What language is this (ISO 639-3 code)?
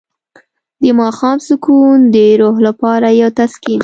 pus